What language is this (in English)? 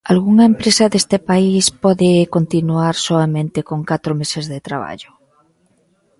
Galician